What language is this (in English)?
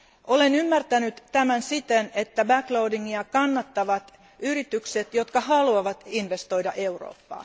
Finnish